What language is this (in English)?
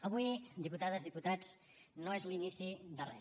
Catalan